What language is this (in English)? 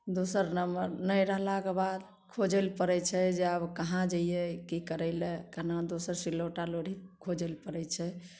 Maithili